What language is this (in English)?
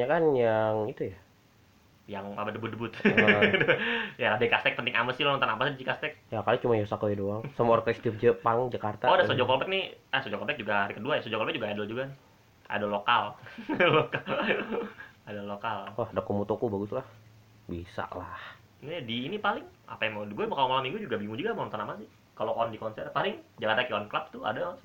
Indonesian